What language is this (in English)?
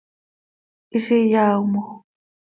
Seri